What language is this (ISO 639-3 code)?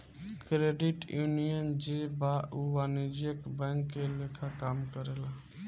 bho